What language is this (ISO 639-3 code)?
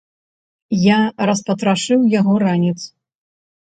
bel